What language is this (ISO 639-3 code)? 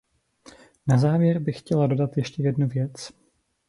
ces